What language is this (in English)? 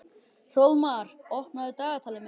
Icelandic